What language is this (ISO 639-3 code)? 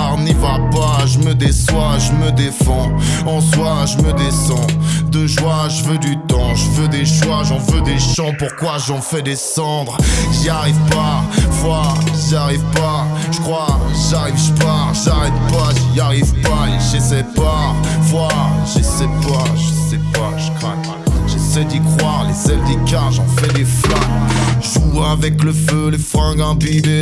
fra